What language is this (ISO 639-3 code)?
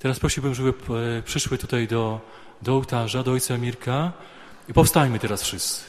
pol